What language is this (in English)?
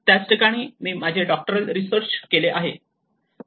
Marathi